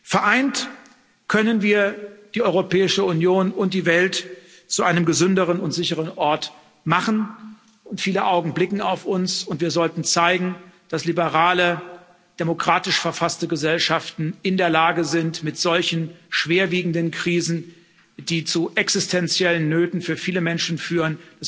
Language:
German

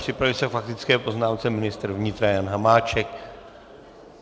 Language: Czech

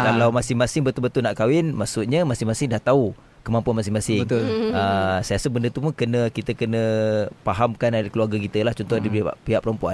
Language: Malay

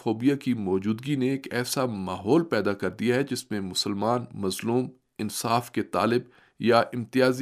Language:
Urdu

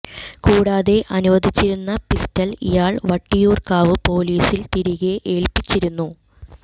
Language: Malayalam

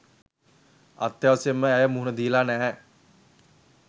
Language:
Sinhala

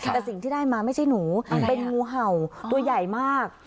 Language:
Thai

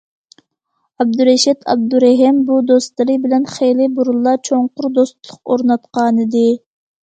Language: Uyghur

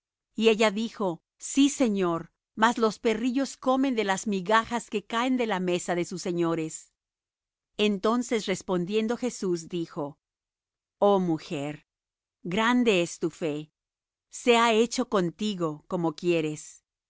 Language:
Spanish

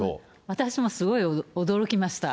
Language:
Japanese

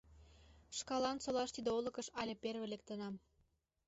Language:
Mari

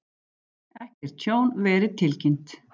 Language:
Icelandic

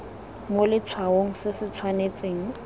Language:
Tswana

